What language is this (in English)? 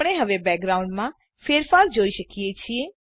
Gujarati